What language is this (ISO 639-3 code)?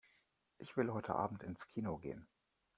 deu